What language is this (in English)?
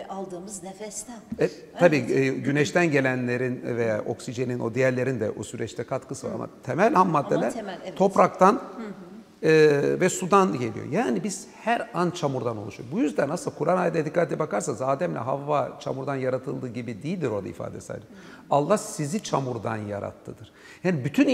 Turkish